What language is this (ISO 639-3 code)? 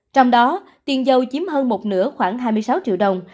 vie